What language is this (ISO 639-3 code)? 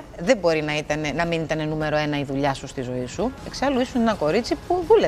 ell